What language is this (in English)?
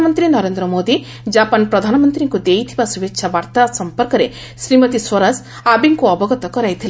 Odia